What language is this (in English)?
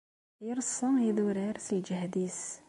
Kabyle